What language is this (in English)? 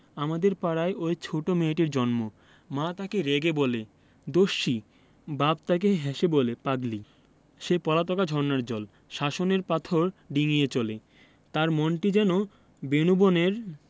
Bangla